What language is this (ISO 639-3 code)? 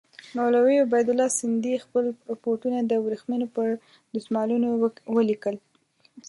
pus